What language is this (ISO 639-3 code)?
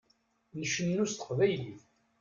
kab